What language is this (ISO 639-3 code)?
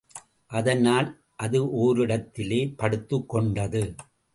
tam